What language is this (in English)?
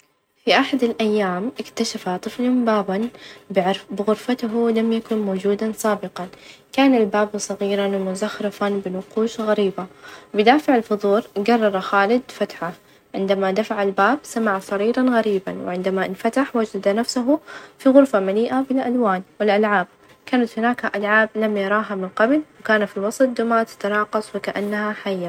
Najdi Arabic